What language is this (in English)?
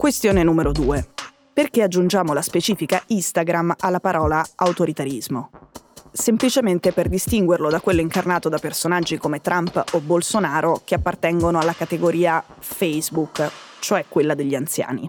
Italian